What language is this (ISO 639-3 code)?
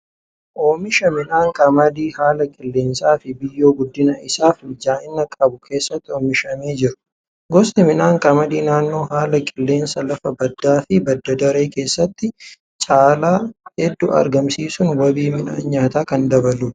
orm